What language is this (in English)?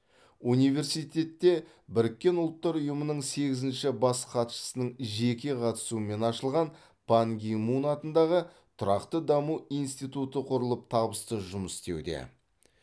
Kazakh